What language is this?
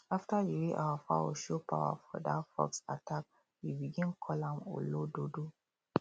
Nigerian Pidgin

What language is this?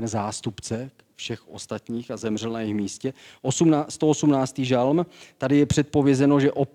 Czech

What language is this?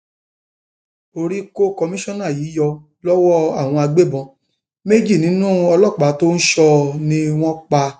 Yoruba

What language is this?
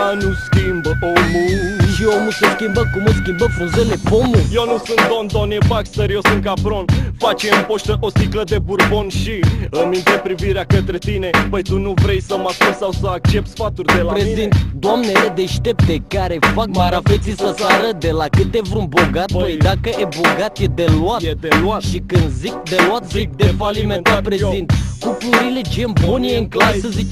Romanian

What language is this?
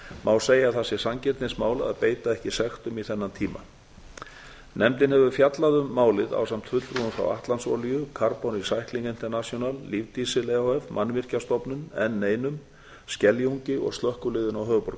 Icelandic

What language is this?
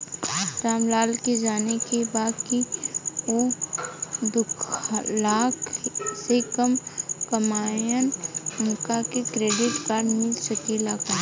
Bhojpuri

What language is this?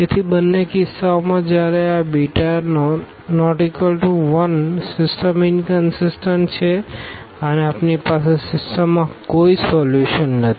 Gujarati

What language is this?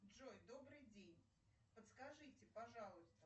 Russian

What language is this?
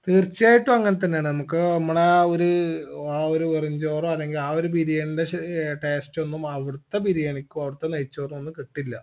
Malayalam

